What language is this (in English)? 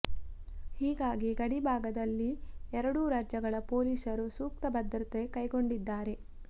Kannada